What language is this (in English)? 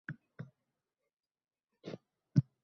Uzbek